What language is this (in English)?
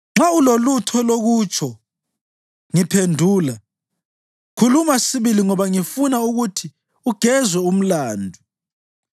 North Ndebele